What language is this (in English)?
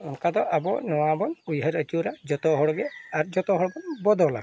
Santali